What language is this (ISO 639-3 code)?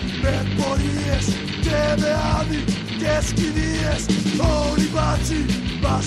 ell